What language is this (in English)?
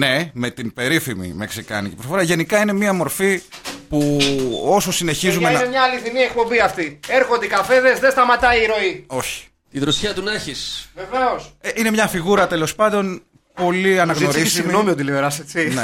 Greek